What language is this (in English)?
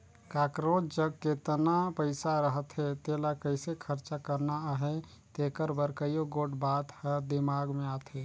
Chhattisgarhi